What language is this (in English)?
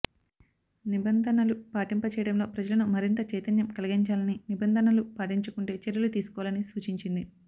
Telugu